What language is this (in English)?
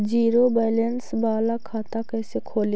Magahi